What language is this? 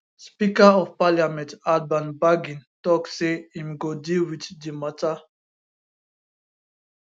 Nigerian Pidgin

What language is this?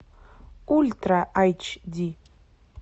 Russian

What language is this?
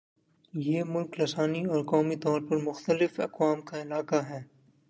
Urdu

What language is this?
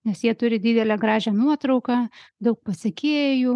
Lithuanian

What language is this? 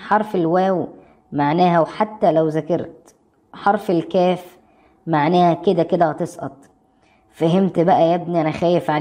Arabic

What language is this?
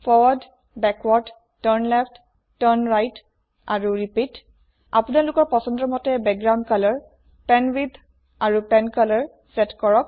Assamese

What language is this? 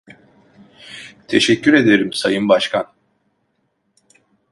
Turkish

